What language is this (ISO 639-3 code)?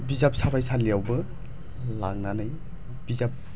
brx